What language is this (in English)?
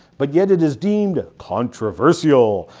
English